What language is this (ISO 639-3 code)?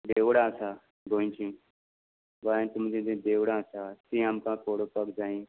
kok